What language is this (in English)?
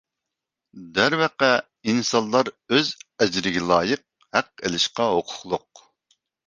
Uyghur